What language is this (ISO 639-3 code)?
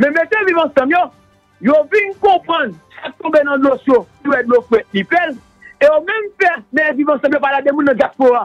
fra